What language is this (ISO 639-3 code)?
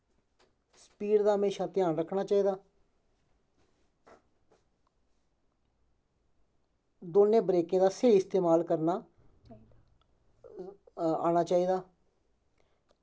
doi